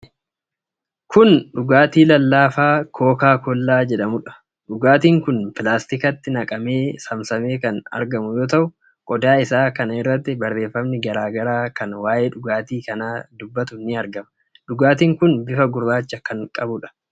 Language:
Oromo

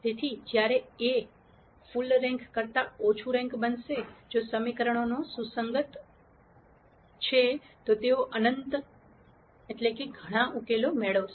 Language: Gujarati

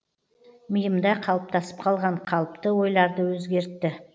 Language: Kazakh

